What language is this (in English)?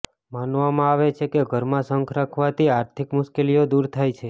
Gujarati